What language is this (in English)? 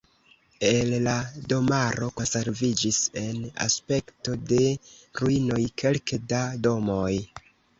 Esperanto